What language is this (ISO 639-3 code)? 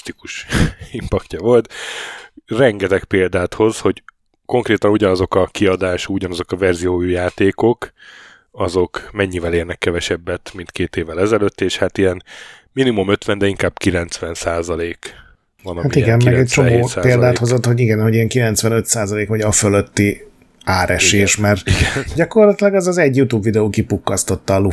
hun